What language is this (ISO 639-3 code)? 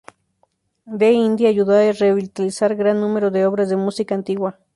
spa